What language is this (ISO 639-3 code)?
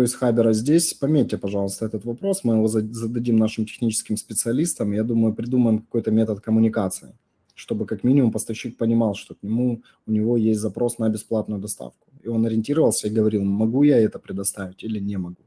rus